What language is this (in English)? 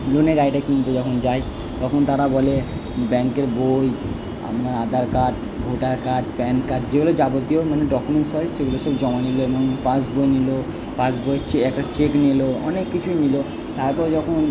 Bangla